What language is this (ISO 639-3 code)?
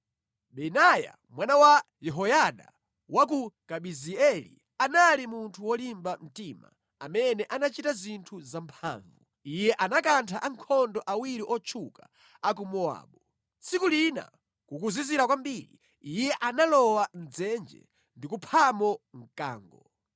nya